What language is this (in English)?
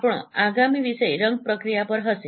Gujarati